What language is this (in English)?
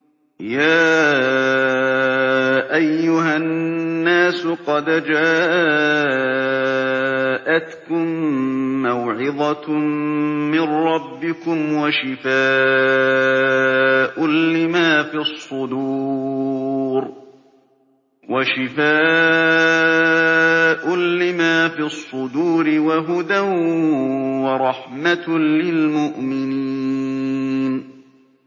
Arabic